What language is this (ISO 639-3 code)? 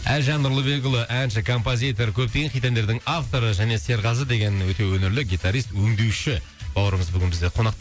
kaz